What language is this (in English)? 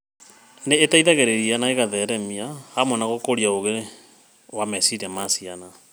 Kikuyu